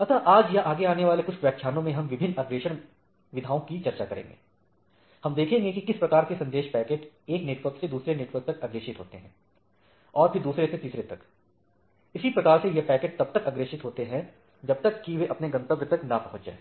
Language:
Hindi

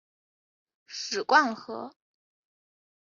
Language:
Chinese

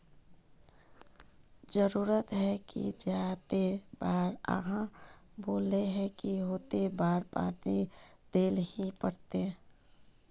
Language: Magahi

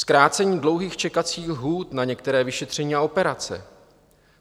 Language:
Czech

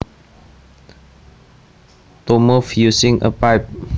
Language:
Javanese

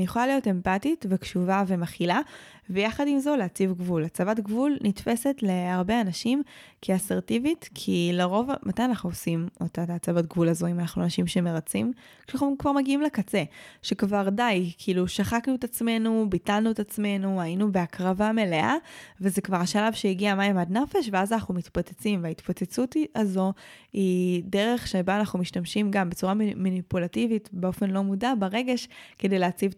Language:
Hebrew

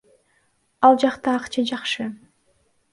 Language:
Kyrgyz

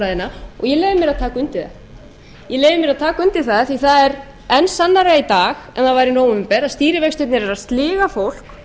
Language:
Icelandic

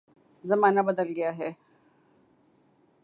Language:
Urdu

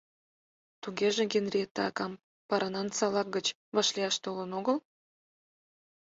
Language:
Mari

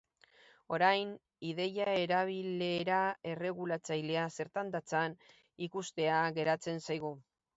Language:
Basque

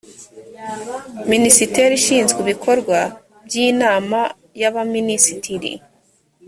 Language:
Kinyarwanda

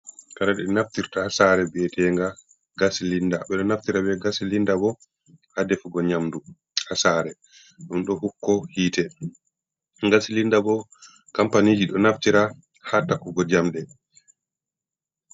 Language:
Fula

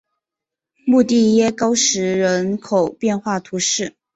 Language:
Chinese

